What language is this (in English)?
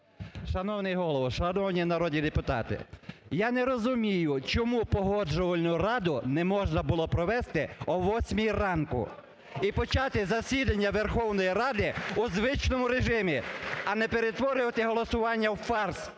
Ukrainian